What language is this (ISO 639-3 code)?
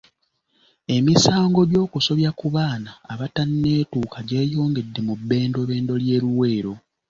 lug